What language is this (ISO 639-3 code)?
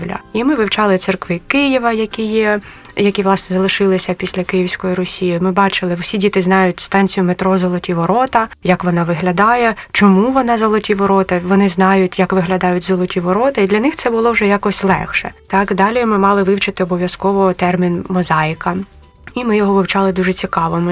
ukr